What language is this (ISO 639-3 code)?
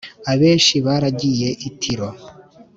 kin